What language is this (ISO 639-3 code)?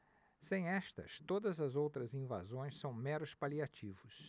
por